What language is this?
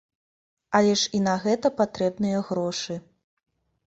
Belarusian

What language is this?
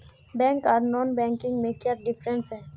Magahi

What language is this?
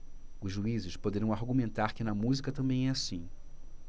Portuguese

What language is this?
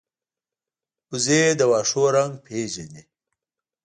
Pashto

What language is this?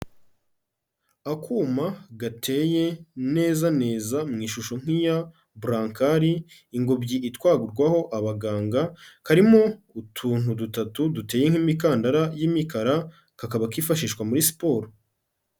Kinyarwanda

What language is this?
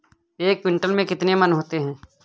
Hindi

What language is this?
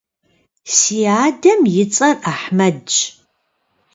Kabardian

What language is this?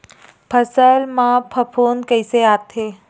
Chhattisgarhi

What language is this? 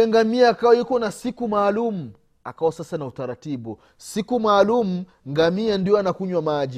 Swahili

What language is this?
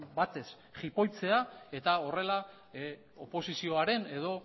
Basque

